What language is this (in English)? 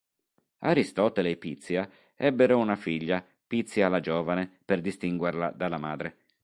Italian